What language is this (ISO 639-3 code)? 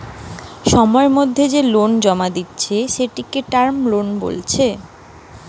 ben